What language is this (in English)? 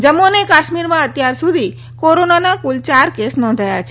Gujarati